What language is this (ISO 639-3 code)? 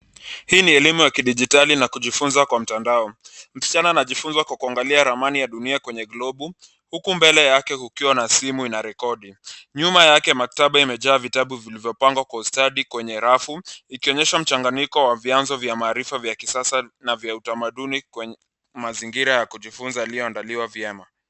swa